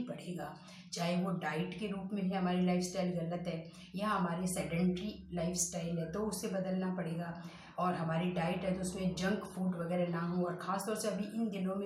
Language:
Hindi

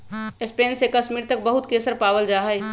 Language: Magahi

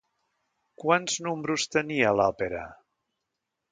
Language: Catalan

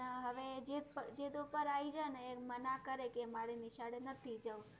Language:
Gujarati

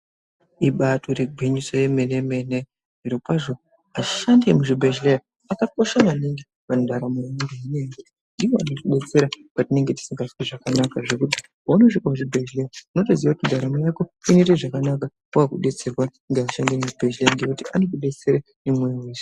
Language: Ndau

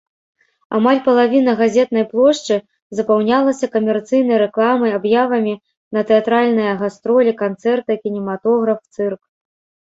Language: Belarusian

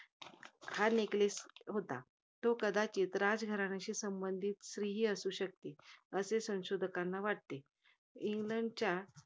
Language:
Marathi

